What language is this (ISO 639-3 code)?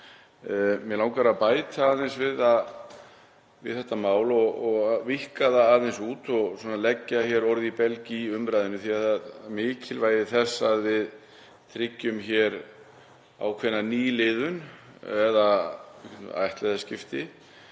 isl